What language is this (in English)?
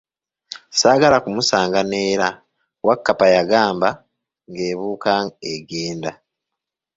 Ganda